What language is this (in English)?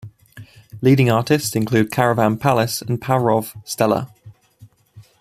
English